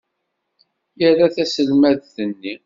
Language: Kabyle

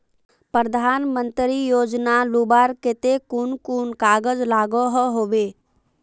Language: Magahi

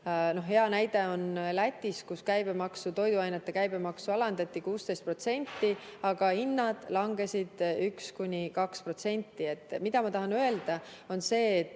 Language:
Estonian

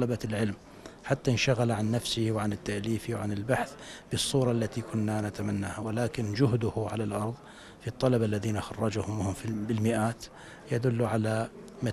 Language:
Arabic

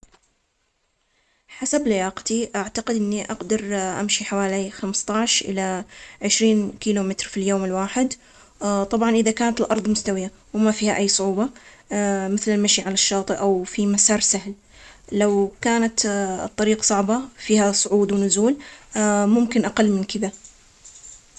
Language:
Omani Arabic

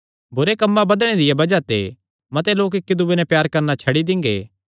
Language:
Kangri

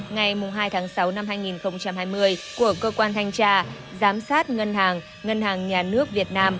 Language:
Vietnamese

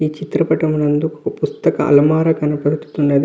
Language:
Telugu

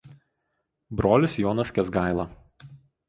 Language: Lithuanian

